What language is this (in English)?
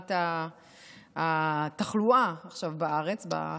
Hebrew